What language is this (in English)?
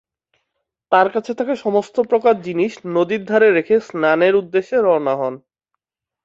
Bangla